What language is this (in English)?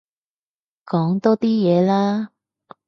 Cantonese